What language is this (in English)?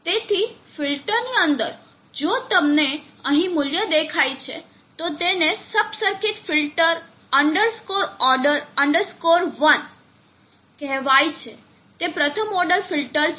Gujarati